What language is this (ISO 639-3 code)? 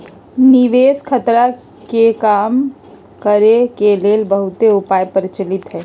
mag